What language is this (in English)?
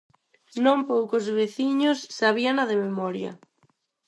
Galician